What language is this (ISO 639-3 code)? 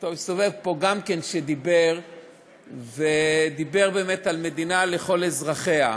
heb